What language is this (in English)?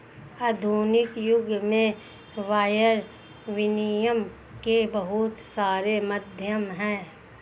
Hindi